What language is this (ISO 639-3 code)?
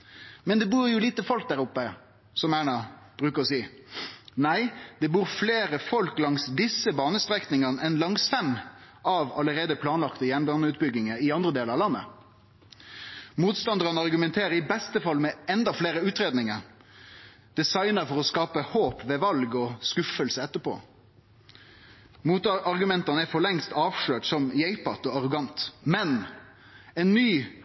nno